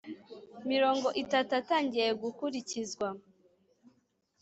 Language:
Kinyarwanda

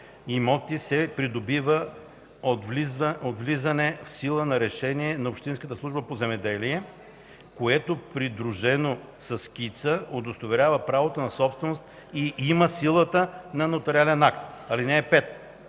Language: Bulgarian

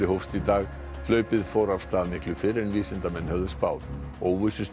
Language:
Icelandic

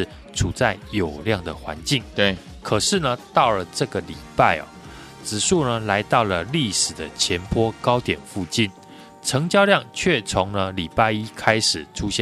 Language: Chinese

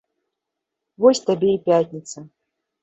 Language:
Belarusian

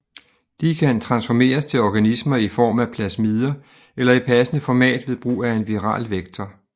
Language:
Danish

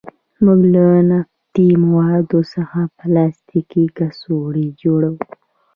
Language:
Pashto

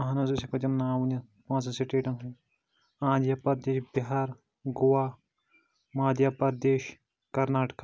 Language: Kashmiri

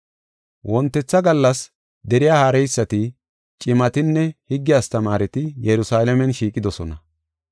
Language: Gofa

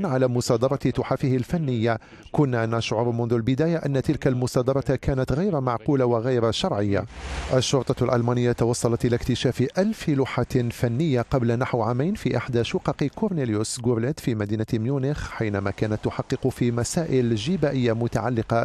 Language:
Arabic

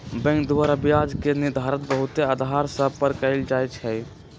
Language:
Magahi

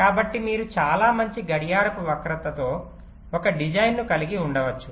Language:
Telugu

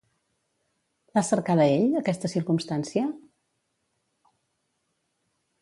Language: Catalan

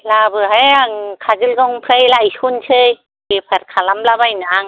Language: Bodo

